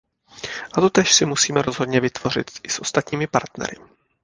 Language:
Czech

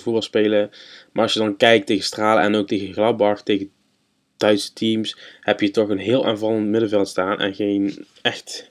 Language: Dutch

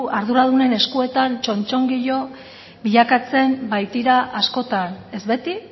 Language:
Basque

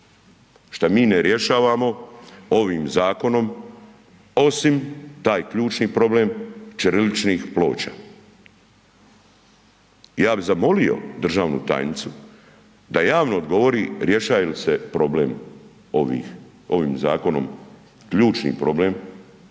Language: Croatian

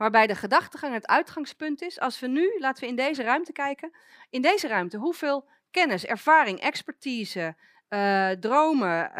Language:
Dutch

